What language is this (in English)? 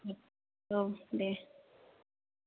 Bodo